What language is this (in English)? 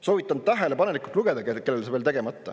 Estonian